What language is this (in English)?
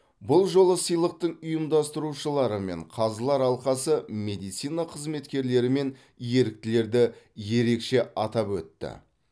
Kazakh